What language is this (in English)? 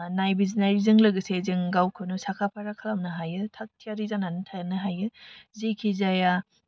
Bodo